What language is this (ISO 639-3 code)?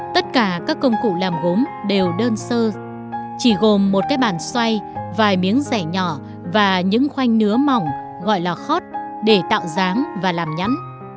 vie